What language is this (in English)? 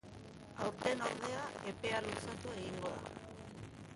Basque